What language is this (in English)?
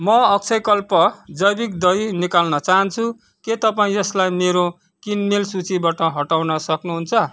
Nepali